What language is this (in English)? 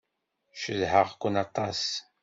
Kabyle